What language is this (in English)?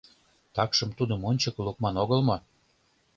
Mari